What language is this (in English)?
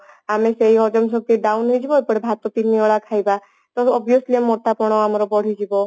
Odia